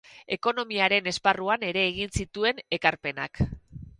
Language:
Basque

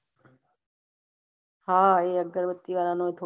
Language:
Gujarati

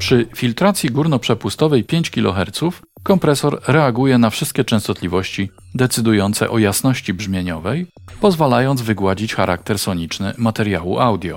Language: Polish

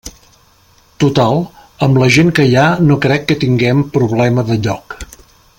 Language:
Catalan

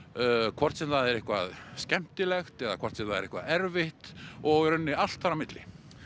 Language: Icelandic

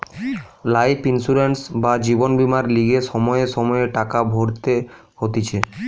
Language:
Bangla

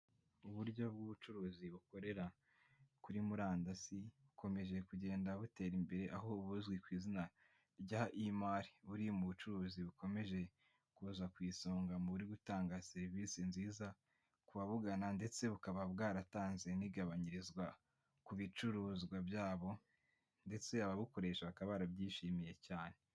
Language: Kinyarwanda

